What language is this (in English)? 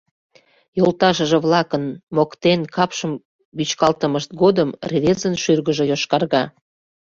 Mari